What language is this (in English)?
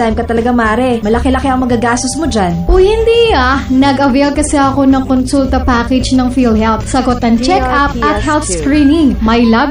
Filipino